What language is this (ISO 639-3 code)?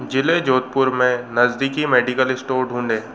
hin